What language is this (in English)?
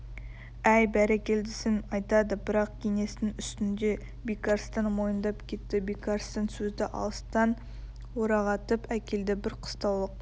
Kazakh